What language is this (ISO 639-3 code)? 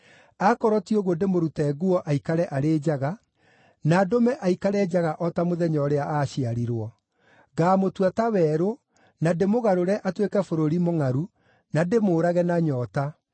kik